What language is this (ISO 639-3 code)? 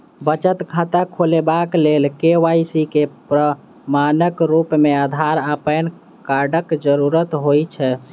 mai